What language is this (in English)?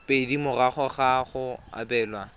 Tswana